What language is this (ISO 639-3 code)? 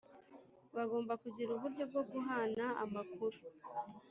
kin